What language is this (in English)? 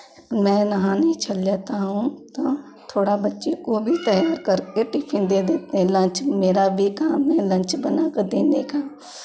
Hindi